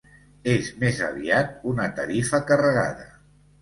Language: Catalan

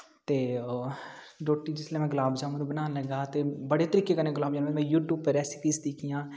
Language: Dogri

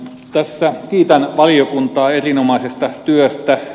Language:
Finnish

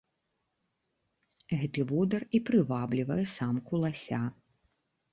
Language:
Belarusian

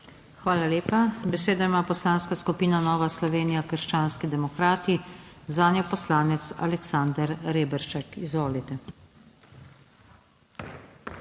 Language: Slovenian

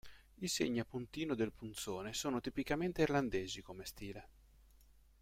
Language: Italian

